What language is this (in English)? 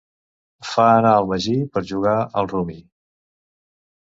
Catalan